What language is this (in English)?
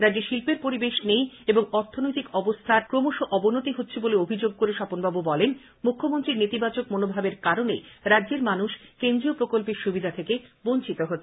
Bangla